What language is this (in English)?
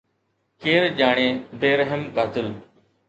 Sindhi